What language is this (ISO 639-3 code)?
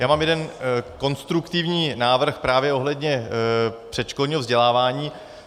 ces